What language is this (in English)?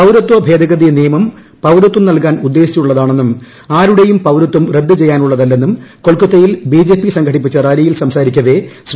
Malayalam